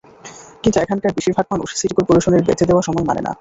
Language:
Bangla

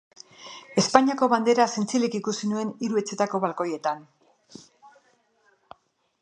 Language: Basque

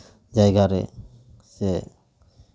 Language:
Santali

